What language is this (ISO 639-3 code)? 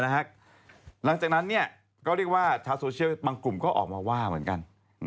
tha